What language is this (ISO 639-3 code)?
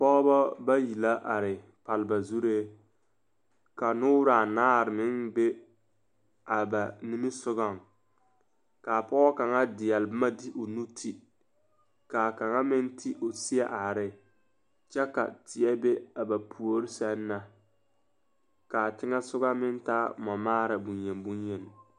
dga